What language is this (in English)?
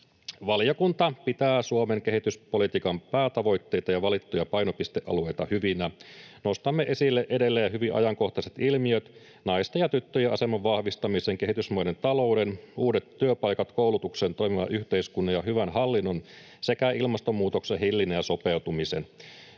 Finnish